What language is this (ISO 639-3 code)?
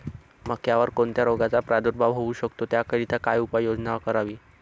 mar